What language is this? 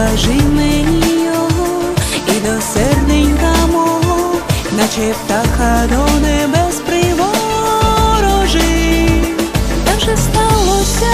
Ukrainian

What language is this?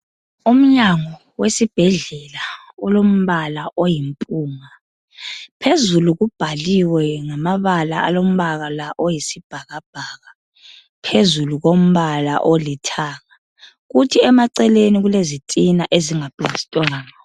North Ndebele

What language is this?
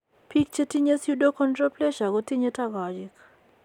Kalenjin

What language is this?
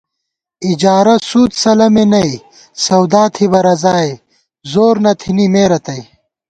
Gawar-Bati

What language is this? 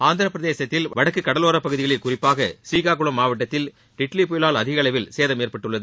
Tamil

